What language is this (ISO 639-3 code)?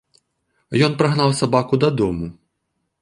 bel